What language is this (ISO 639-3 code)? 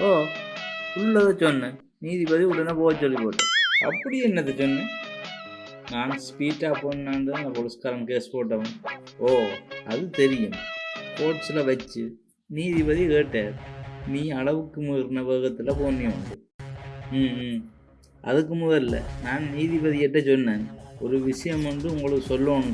tam